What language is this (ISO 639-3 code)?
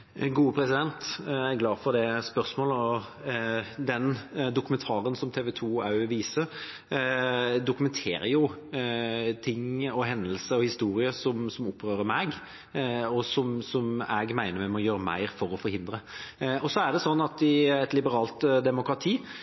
nob